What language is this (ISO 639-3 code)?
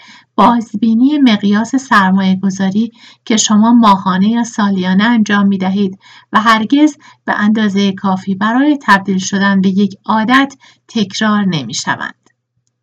fas